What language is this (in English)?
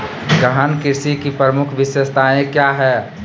Magahi